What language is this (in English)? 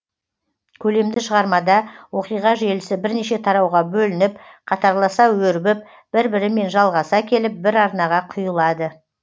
Kazakh